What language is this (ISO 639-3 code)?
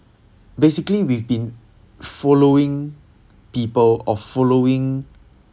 eng